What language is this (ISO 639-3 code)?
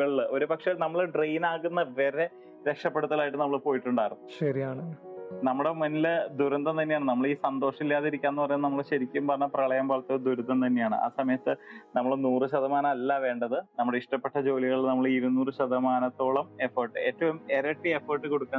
mal